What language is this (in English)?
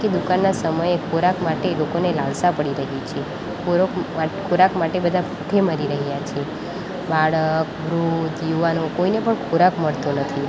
Gujarati